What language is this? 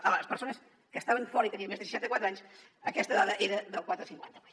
Catalan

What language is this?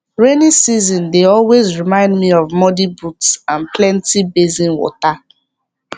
Nigerian Pidgin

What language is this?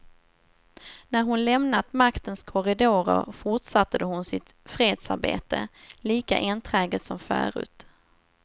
Swedish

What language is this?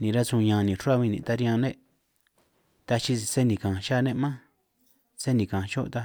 San Martín Itunyoso Triqui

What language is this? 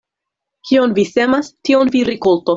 Esperanto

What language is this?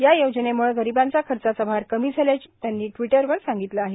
Marathi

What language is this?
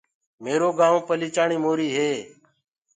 Gurgula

